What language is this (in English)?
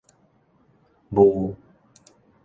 Min Nan Chinese